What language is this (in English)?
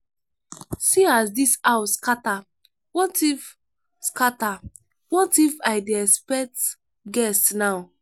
Nigerian Pidgin